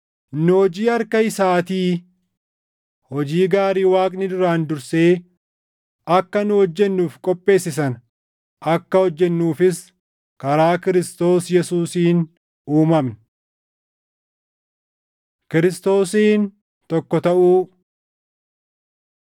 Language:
Oromo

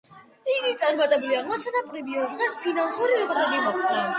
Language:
Georgian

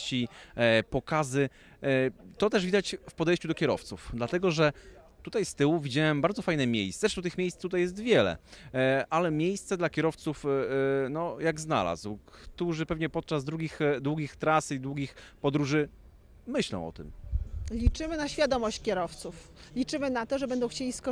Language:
Polish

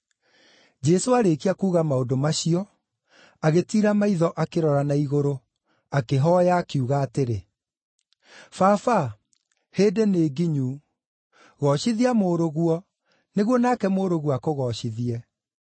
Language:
Kikuyu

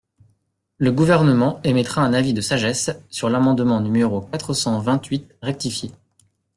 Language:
French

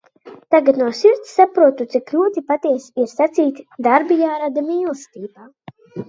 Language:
Latvian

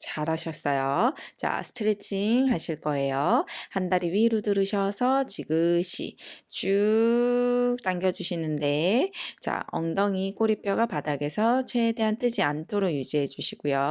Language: Korean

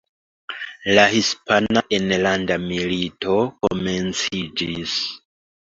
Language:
Esperanto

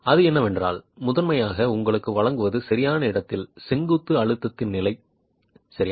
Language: Tamil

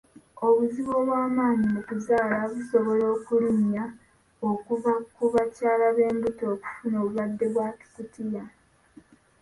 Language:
Ganda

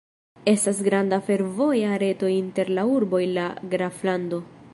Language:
Esperanto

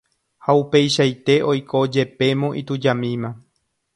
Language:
Guarani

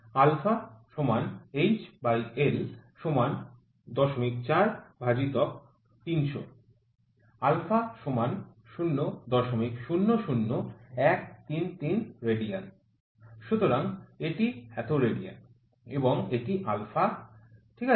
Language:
Bangla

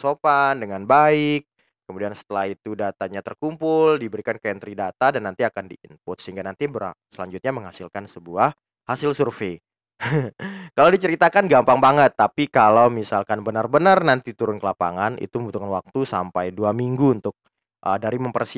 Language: Indonesian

